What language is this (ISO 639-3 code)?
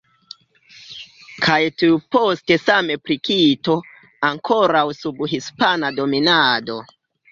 epo